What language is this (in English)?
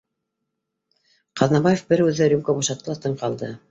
Bashkir